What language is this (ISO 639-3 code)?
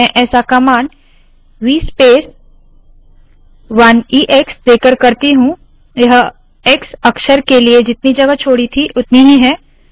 hin